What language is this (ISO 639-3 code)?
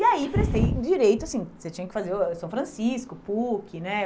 por